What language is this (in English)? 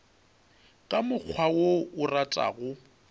Northern Sotho